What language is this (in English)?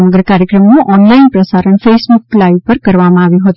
Gujarati